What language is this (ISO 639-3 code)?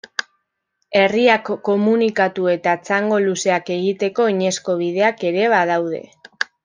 eus